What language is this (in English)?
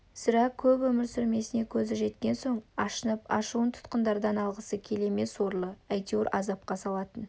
Kazakh